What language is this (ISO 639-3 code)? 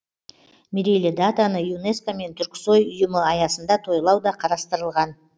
kaz